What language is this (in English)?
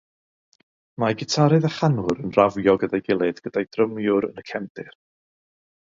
Welsh